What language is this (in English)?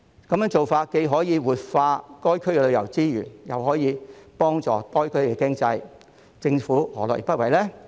Cantonese